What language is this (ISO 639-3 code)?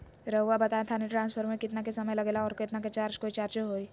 mag